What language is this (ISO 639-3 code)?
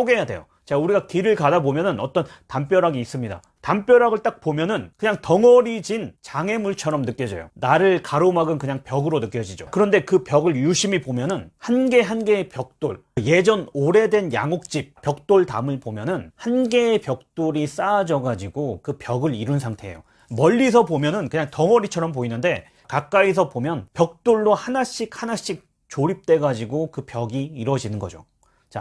kor